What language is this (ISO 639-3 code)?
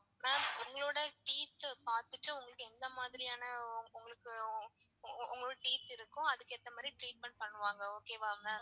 tam